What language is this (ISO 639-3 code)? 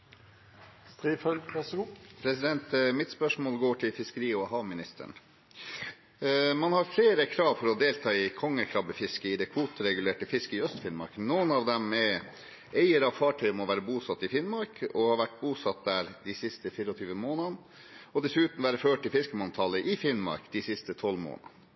nob